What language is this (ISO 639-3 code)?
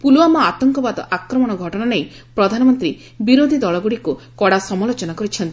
ori